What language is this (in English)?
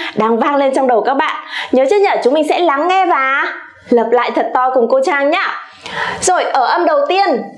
Vietnamese